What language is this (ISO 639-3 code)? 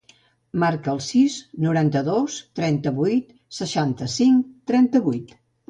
cat